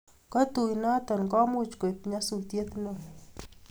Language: Kalenjin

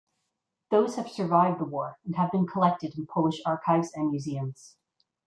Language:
English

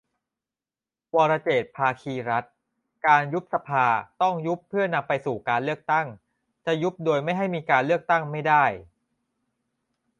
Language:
Thai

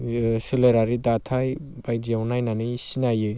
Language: Bodo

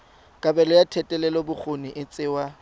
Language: Tswana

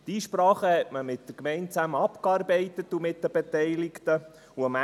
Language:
Swiss German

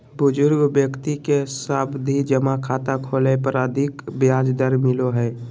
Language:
Magahi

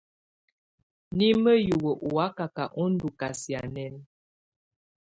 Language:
Tunen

